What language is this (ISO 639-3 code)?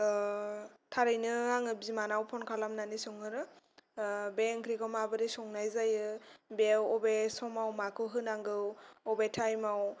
brx